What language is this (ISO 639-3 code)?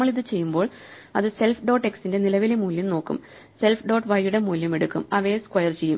mal